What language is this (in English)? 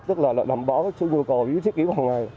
Vietnamese